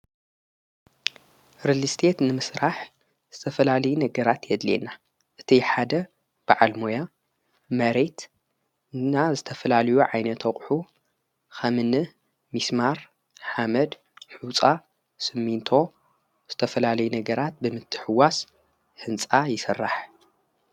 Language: Tigrinya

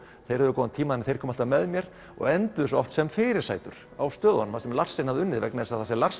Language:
Icelandic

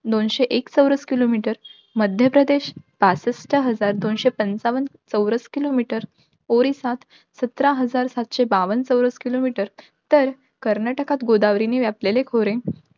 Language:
Marathi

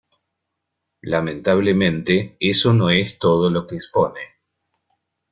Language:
Spanish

